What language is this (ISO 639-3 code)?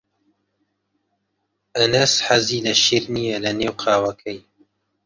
ckb